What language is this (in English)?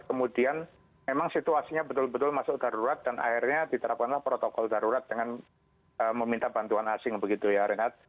Indonesian